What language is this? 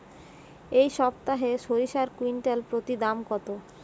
Bangla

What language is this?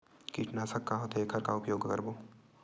Chhattisgarhi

